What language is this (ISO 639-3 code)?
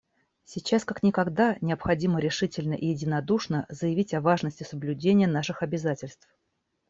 rus